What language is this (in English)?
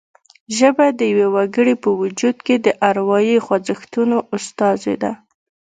Pashto